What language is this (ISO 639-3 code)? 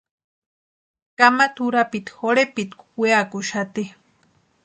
pua